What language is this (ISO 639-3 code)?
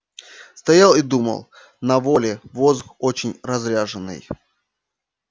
rus